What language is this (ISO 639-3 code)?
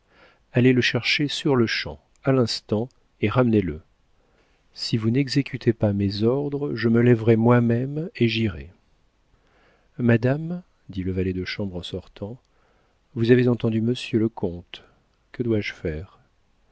fra